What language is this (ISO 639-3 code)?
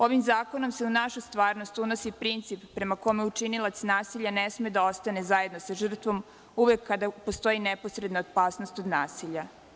srp